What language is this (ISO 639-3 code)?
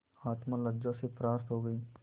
hin